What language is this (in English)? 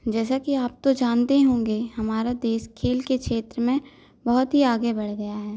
Hindi